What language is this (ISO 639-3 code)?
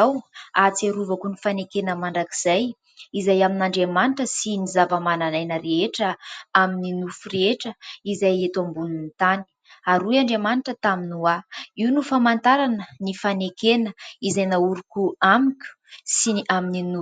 mlg